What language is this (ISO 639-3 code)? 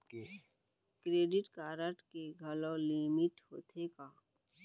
hne